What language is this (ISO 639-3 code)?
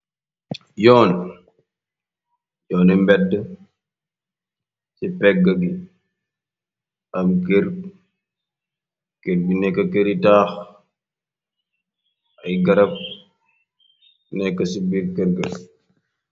wol